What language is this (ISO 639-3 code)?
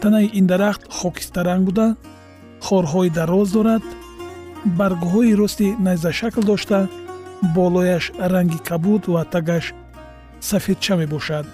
fas